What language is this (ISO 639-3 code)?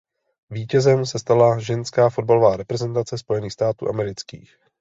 ces